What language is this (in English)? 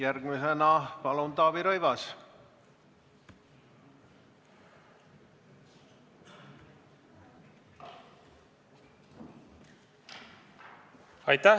Estonian